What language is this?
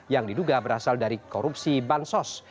Indonesian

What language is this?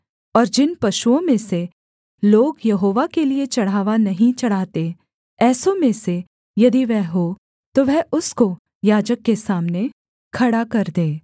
Hindi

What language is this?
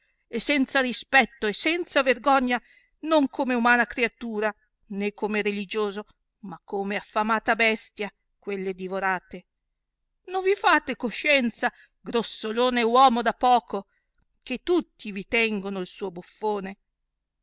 Italian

